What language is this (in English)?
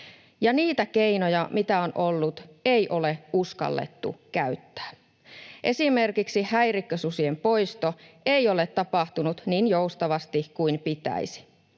Finnish